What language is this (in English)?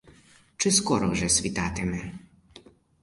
Ukrainian